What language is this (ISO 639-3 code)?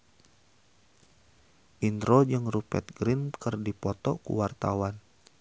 sun